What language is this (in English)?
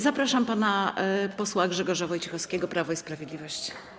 Polish